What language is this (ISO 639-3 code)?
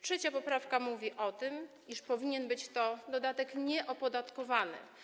pol